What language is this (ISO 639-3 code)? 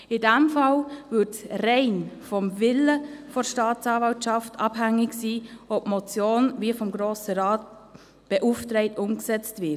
gsw